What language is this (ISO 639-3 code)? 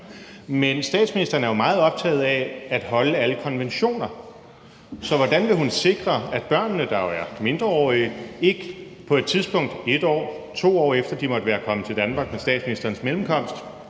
dan